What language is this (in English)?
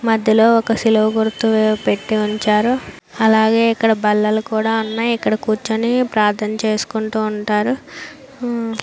Telugu